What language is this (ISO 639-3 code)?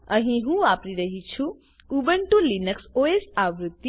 guj